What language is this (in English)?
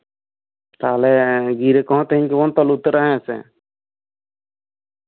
Santali